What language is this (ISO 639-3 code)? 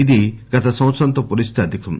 tel